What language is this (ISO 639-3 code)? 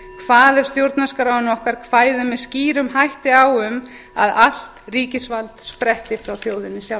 isl